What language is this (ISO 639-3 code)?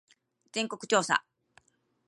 jpn